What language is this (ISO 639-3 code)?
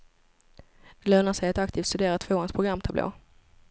swe